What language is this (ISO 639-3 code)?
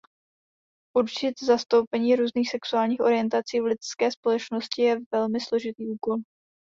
ces